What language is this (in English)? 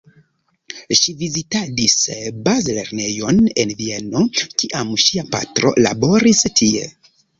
Esperanto